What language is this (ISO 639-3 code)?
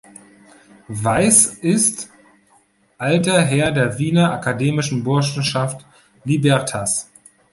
deu